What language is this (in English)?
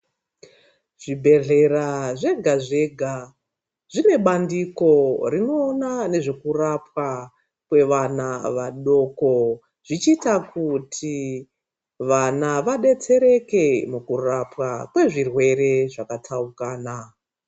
Ndau